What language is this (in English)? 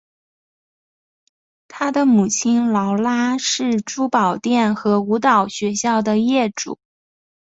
Chinese